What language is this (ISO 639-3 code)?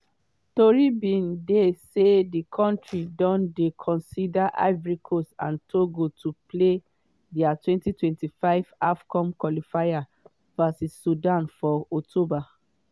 pcm